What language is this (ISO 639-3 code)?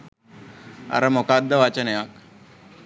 sin